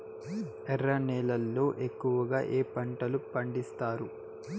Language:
Telugu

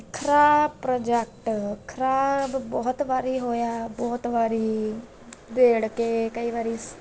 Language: Punjabi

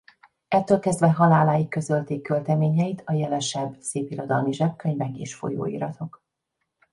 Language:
Hungarian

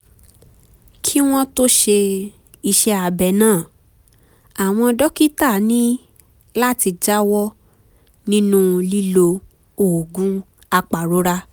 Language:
Yoruba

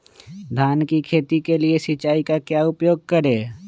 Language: Magahi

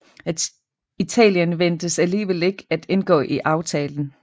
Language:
Danish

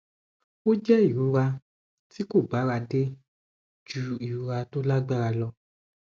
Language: Yoruba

